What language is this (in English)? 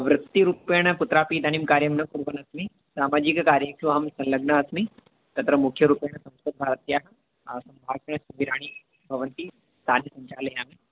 Sanskrit